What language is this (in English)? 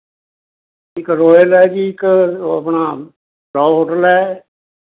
Punjabi